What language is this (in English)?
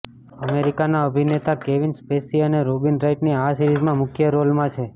Gujarati